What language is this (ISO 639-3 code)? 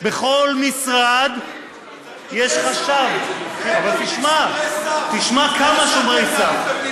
heb